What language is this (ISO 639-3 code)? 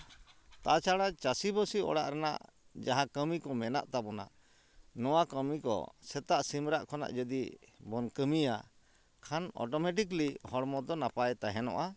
sat